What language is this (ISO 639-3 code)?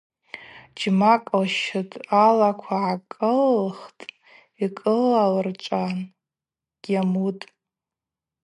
abq